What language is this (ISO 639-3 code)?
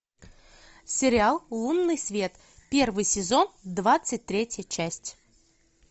rus